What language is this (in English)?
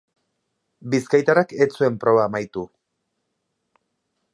Basque